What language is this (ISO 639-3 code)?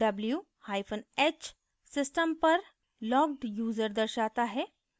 hin